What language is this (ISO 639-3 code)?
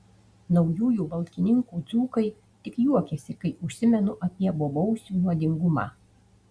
lit